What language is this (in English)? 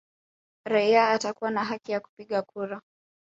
Swahili